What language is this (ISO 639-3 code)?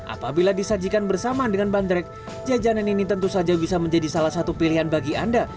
ind